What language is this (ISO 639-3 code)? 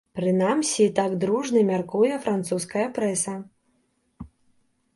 bel